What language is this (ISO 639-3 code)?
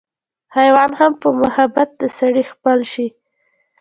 pus